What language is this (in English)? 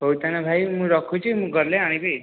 Odia